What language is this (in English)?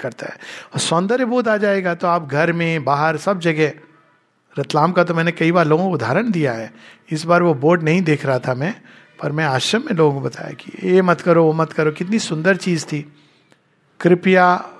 Hindi